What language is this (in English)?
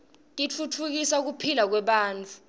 Swati